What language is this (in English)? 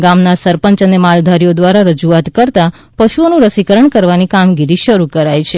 Gujarati